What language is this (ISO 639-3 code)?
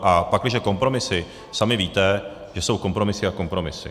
ces